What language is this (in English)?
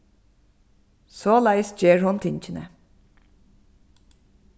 Faroese